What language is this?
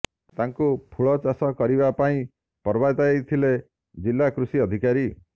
Odia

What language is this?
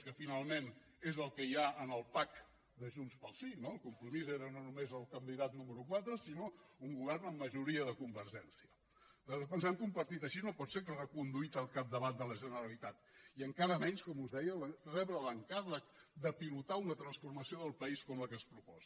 Catalan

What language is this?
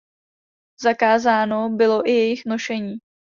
Czech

